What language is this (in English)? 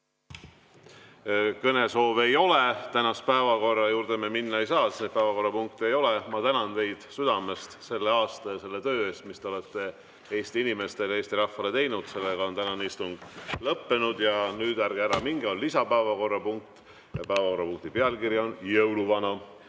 Estonian